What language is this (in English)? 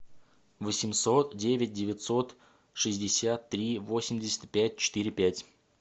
Russian